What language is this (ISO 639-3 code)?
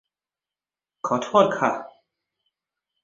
tha